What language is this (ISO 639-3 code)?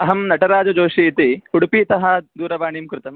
san